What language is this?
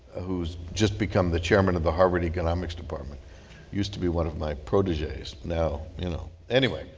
English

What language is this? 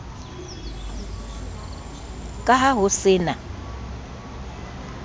Southern Sotho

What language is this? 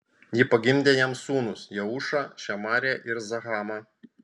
Lithuanian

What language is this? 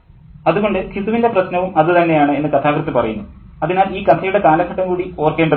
Malayalam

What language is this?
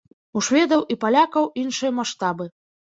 Belarusian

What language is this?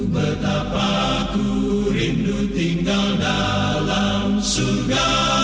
Indonesian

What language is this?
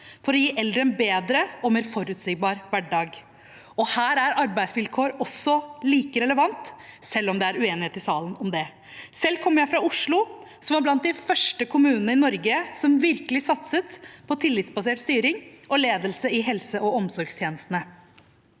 Norwegian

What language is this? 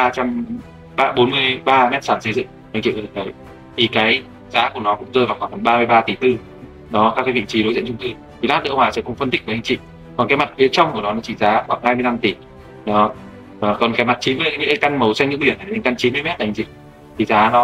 Vietnamese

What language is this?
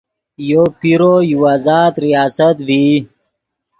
Yidgha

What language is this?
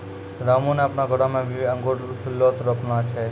Maithili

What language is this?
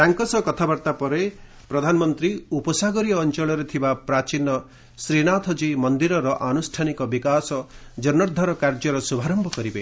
Odia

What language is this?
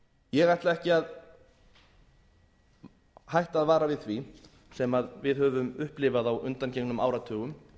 Icelandic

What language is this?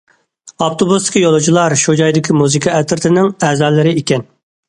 Uyghur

